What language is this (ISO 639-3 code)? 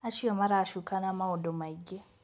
kik